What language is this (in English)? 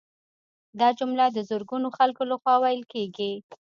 Pashto